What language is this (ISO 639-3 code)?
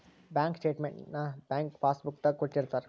kan